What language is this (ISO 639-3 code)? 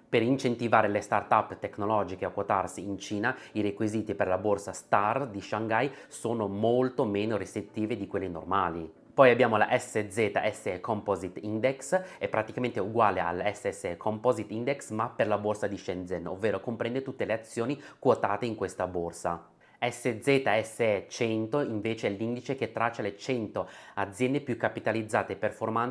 ita